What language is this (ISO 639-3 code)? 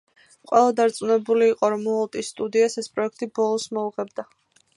kat